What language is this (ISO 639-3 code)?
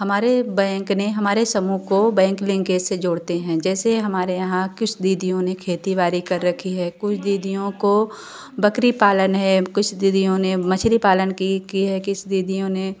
hin